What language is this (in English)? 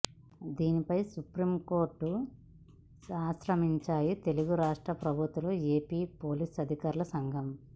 Telugu